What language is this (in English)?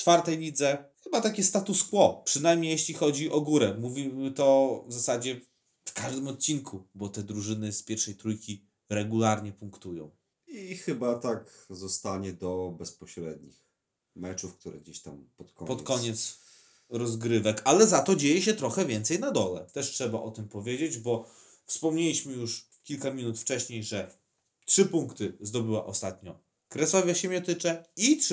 Polish